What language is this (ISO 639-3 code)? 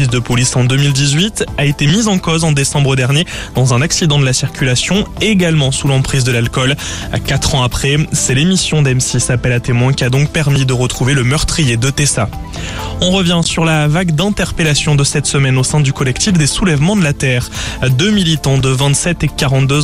fra